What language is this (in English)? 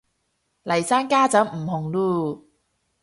Cantonese